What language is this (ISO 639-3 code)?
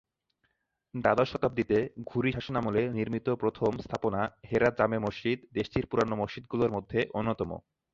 ben